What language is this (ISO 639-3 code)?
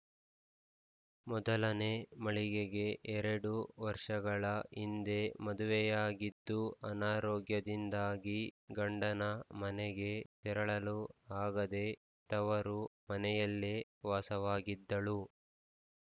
kan